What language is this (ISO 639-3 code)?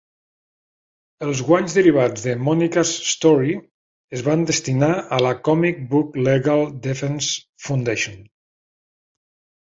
cat